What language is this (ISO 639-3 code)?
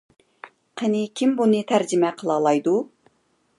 uig